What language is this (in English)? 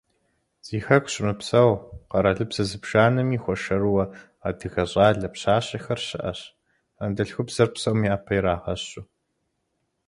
Kabardian